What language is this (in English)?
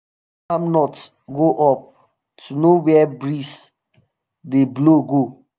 Nigerian Pidgin